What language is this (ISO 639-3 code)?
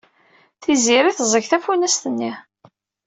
kab